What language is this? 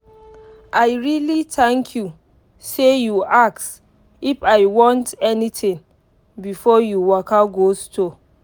Nigerian Pidgin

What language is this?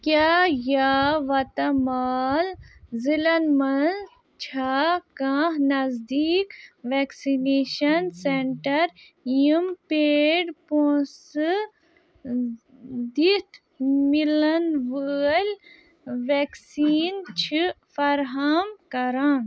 Kashmiri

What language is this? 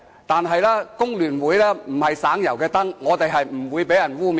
Cantonese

